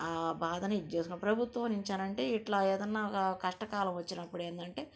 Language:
Telugu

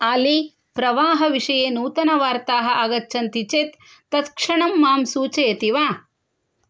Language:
Sanskrit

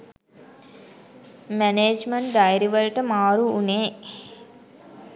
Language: Sinhala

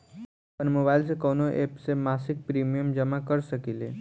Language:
Bhojpuri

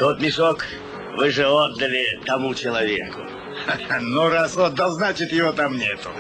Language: Russian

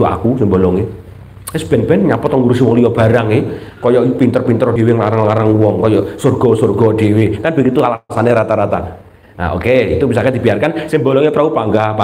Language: Indonesian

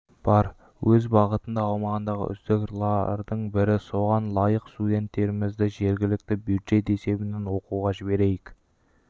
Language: Kazakh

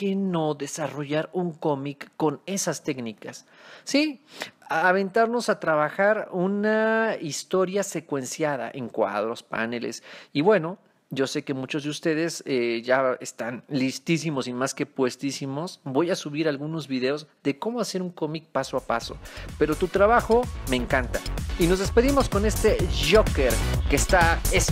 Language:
Spanish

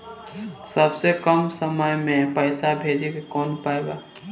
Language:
Bhojpuri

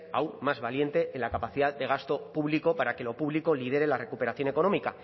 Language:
Spanish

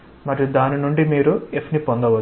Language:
Telugu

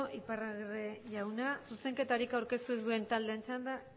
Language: Basque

